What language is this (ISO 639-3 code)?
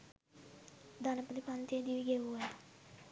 sin